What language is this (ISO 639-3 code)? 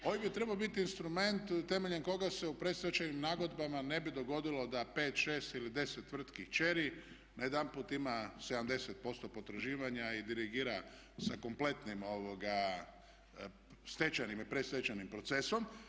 hrv